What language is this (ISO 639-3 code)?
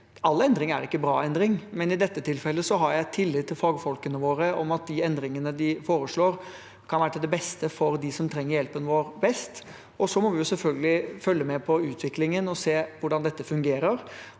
nor